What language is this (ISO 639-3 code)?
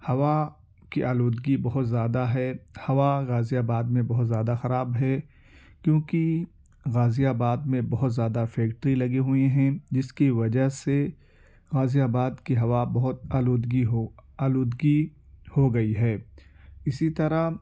urd